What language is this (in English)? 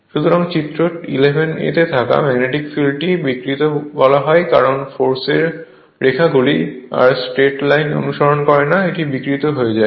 Bangla